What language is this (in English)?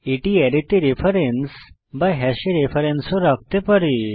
Bangla